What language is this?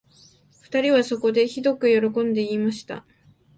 Japanese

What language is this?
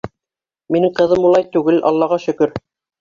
Bashkir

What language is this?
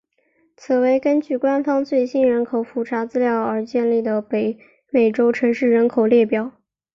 Chinese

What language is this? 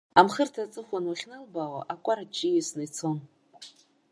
Abkhazian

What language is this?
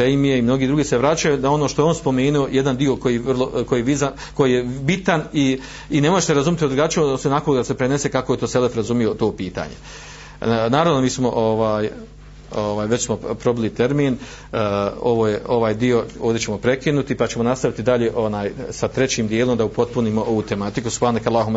Croatian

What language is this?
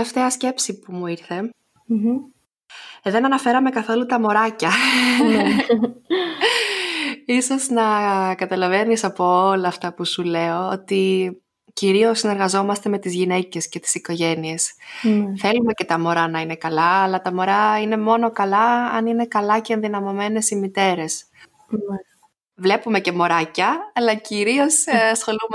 Greek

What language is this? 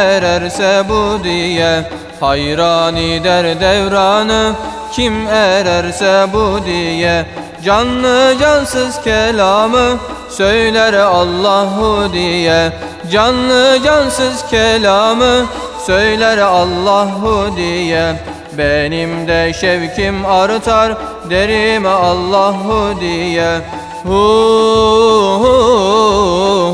Turkish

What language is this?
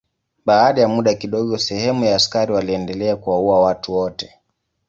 Swahili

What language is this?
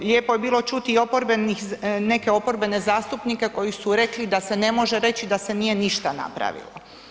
Croatian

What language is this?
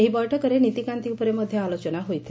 Odia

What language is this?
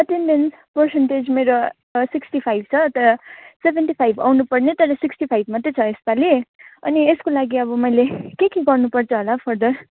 Nepali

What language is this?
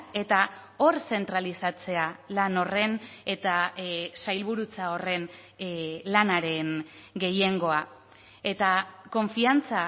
Basque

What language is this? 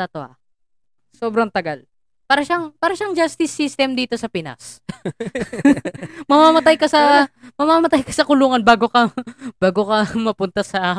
Filipino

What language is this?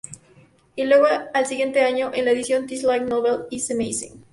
Spanish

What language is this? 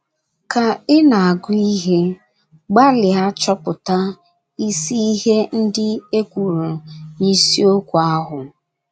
Igbo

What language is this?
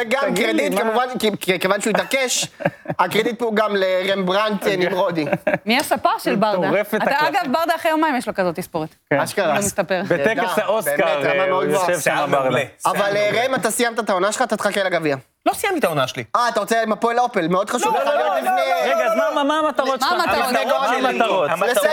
Hebrew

